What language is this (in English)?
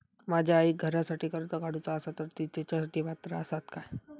Marathi